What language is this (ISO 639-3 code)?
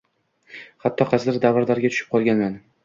uzb